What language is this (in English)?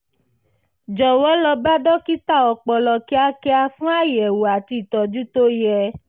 Yoruba